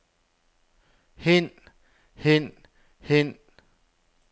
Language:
Danish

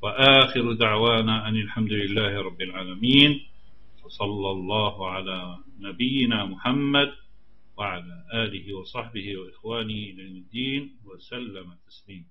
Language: Arabic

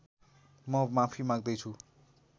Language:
Nepali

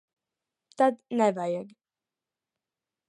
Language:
Latvian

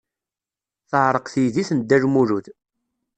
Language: Kabyle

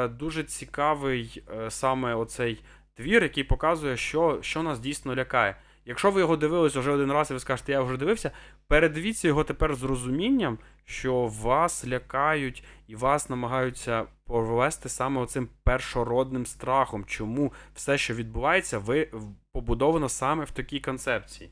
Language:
Ukrainian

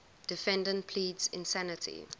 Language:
English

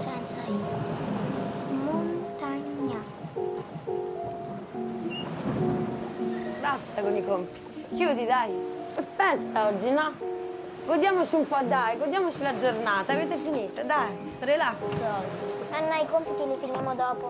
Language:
Italian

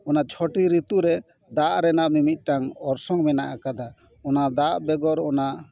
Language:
Santali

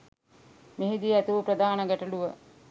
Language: Sinhala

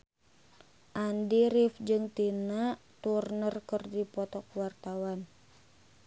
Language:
Sundanese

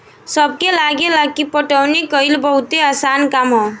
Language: Bhojpuri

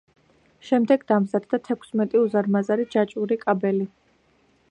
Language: Georgian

